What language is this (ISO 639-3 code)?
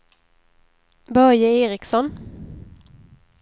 swe